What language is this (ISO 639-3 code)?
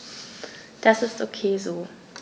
deu